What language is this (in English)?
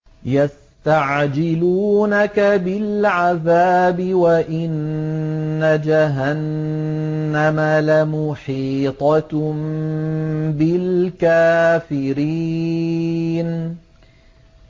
Arabic